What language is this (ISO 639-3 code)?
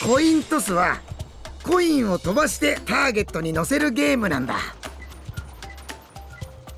jpn